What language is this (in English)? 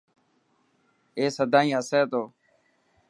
Dhatki